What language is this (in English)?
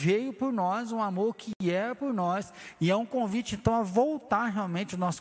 Portuguese